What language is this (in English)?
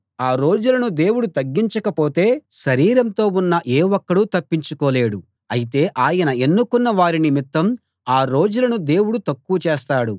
Telugu